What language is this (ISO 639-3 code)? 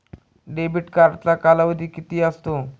mar